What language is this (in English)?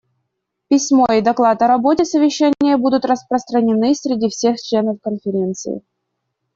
Russian